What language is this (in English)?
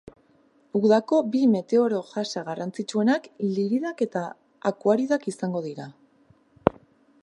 Basque